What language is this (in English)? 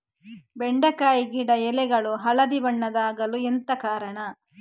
Kannada